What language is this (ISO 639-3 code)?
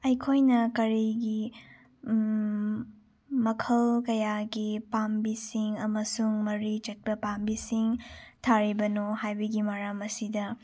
mni